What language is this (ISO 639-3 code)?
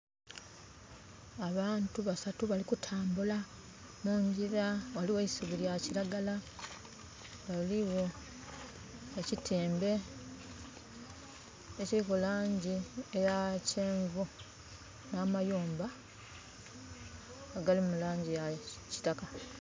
xog